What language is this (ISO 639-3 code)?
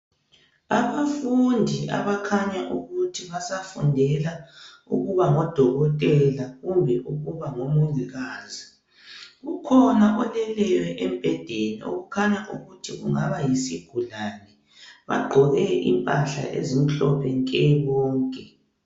nde